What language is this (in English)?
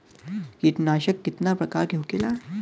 Bhojpuri